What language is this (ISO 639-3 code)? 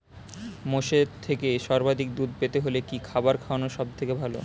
ben